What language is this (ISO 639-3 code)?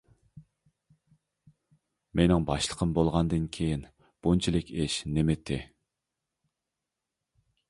uig